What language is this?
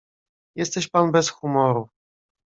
Polish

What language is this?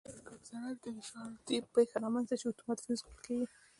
Pashto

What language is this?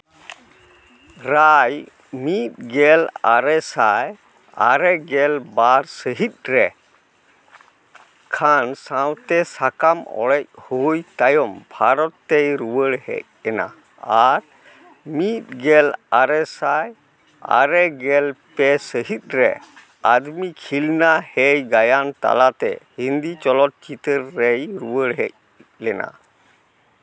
Santali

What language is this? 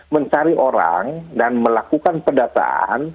Indonesian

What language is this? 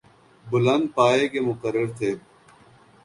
Urdu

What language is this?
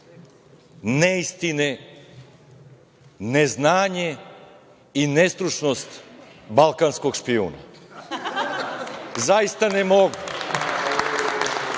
Serbian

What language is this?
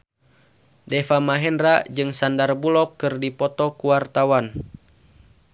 Sundanese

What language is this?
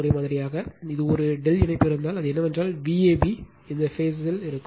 Tamil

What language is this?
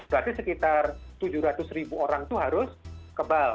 Indonesian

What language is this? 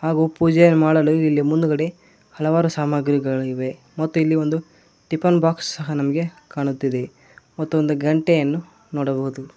Kannada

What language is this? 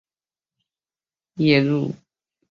Chinese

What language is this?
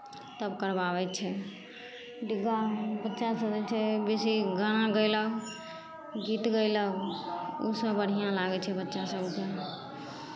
Maithili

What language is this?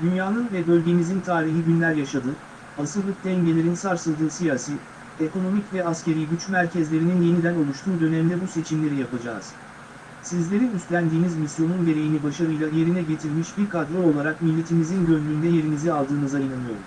Turkish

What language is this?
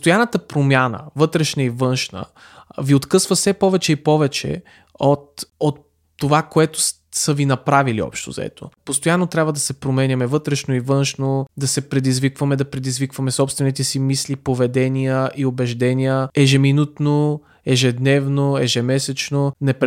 Bulgarian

